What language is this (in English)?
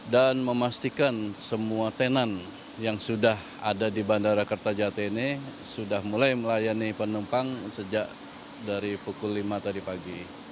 Indonesian